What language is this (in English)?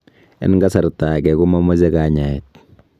Kalenjin